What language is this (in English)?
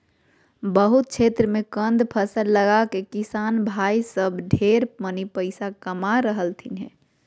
Magahi